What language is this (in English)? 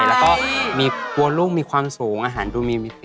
Thai